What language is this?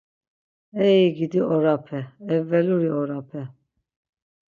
Laz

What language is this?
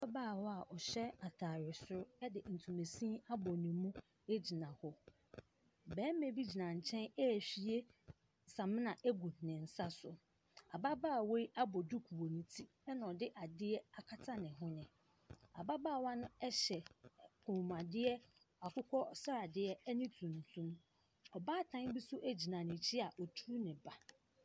Akan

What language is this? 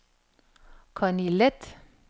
Danish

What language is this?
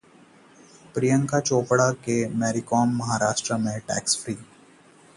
Hindi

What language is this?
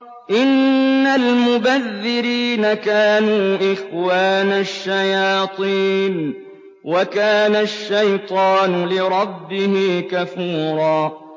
Arabic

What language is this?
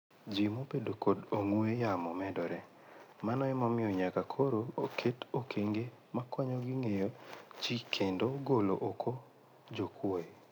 Luo (Kenya and Tanzania)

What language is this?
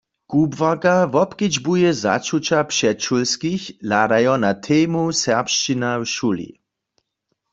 Upper Sorbian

